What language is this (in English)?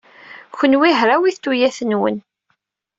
Kabyle